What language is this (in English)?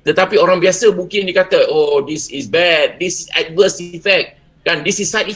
Malay